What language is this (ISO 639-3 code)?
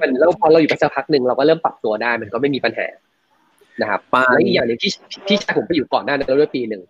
tha